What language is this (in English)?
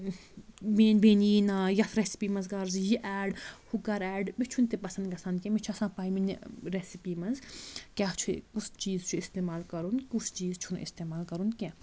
Kashmiri